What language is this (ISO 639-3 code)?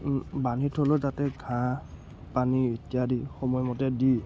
asm